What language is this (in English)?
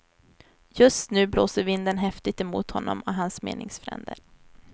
Swedish